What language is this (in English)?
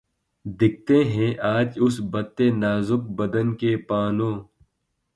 Urdu